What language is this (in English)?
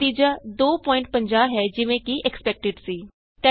Punjabi